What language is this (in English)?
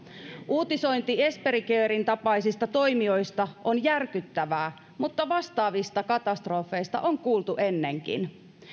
Finnish